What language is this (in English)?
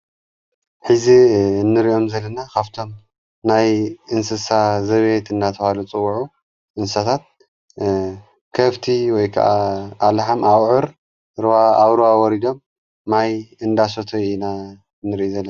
Tigrinya